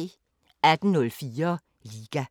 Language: Danish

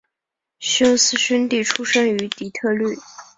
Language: Chinese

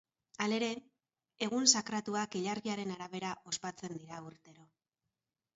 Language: Basque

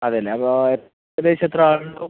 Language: Malayalam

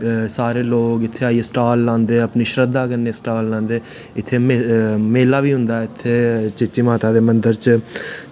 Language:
Dogri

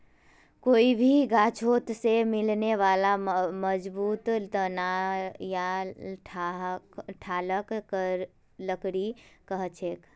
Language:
Magahi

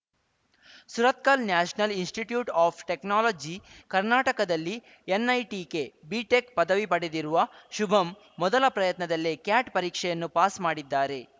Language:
Kannada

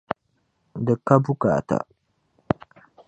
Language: Dagbani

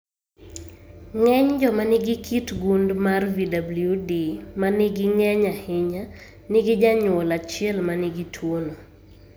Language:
Luo (Kenya and Tanzania)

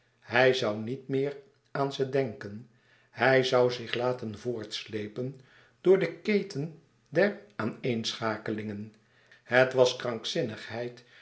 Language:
Dutch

